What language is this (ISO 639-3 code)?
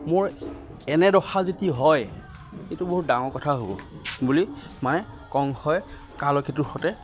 asm